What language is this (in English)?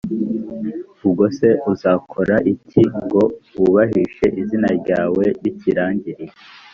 Kinyarwanda